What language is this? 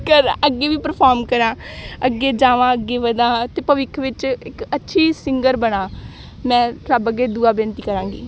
Punjabi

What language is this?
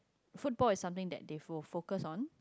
English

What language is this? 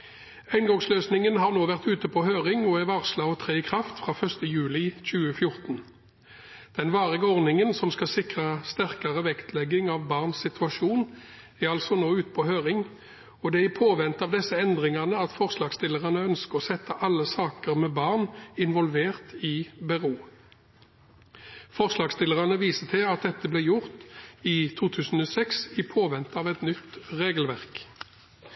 Norwegian Bokmål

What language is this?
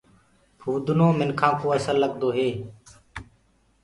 Gurgula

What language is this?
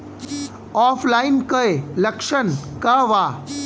Bhojpuri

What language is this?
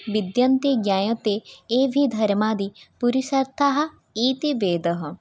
Sanskrit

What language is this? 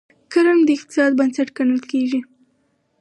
Pashto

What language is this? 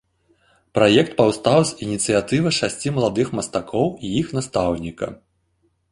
Belarusian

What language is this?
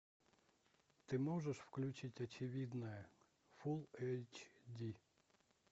Russian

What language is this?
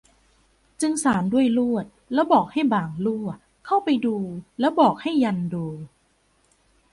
Thai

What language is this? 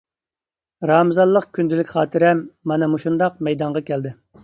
Uyghur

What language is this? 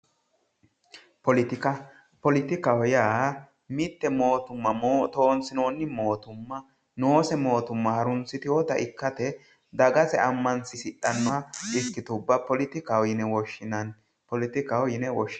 Sidamo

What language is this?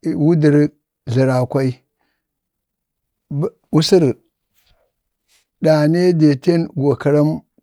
Bade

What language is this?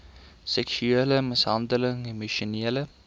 Afrikaans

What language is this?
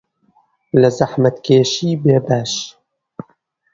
Central Kurdish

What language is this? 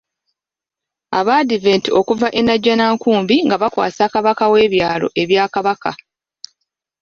Ganda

